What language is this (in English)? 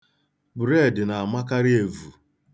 Igbo